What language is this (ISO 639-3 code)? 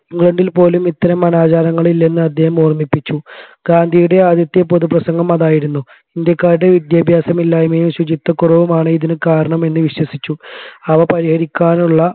mal